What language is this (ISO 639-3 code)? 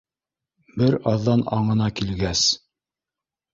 bak